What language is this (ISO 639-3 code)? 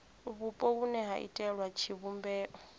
ven